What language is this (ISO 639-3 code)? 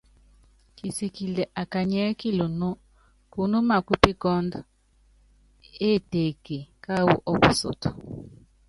yav